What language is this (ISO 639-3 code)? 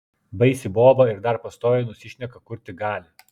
lit